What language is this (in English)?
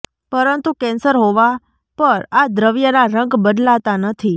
Gujarati